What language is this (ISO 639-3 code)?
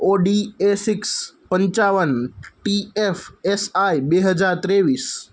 guj